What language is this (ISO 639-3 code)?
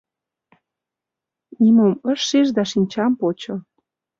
chm